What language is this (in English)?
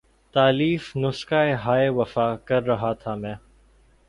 Urdu